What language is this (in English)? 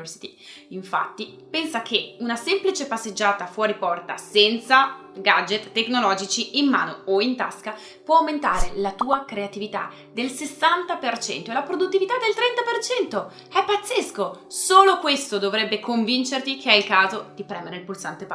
Italian